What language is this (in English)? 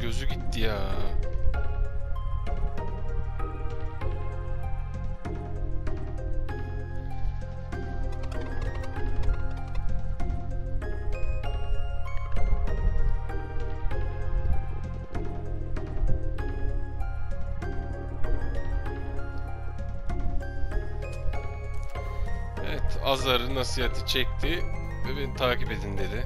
Turkish